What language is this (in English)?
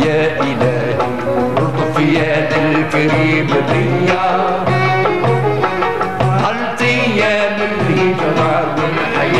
Arabic